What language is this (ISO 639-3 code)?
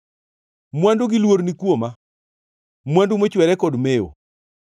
luo